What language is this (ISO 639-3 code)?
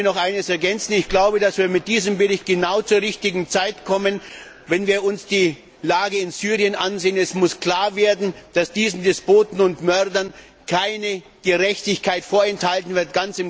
deu